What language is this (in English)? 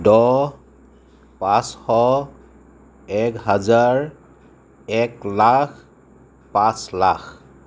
Assamese